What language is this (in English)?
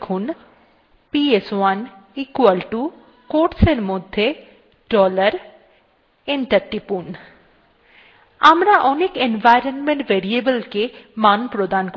Bangla